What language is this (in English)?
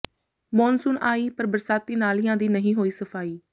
Punjabi